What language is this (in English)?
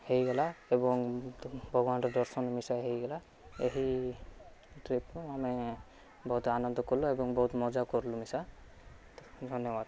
Odia